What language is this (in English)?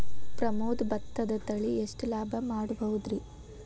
Kannada